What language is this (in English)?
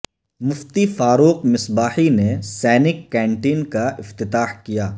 Urdu